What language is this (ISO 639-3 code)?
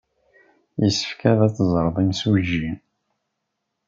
kab